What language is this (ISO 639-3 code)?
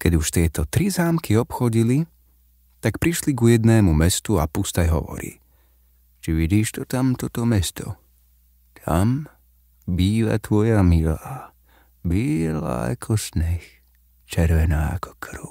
slk